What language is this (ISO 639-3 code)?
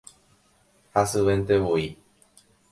grn